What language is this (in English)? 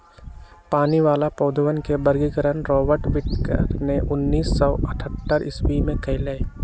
Magahi